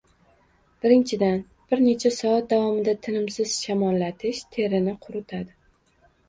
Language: Uzbek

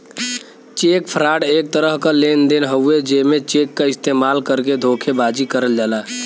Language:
Bhojpuri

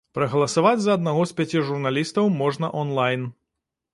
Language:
Belarusian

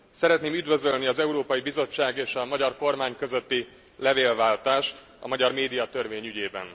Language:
Hungarian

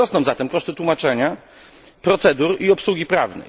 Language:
Polish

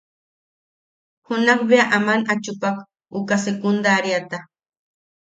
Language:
Yaqui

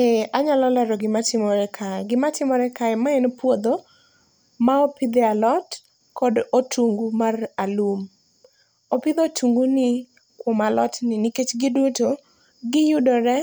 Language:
Luo (Kenya and Tanzania)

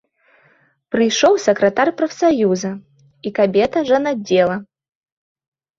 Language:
Belarusian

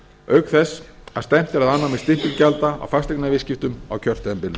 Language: Icelandic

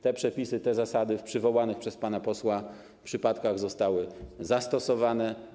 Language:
Polish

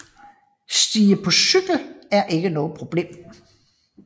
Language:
Danish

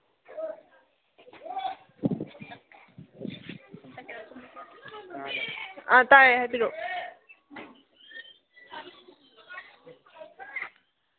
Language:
Manipuri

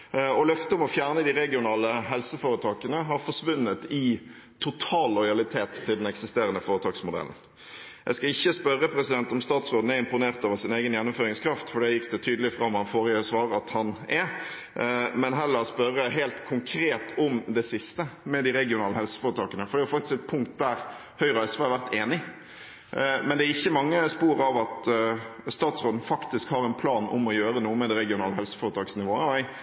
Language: Norwegian Bokmål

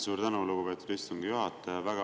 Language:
Estonian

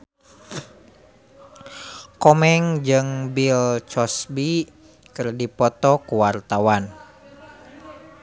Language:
Sundanese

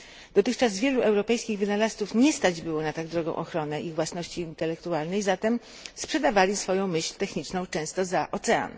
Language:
Polish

